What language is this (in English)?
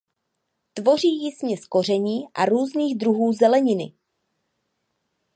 Czech